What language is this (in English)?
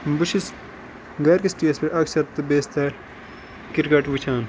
Kashmiri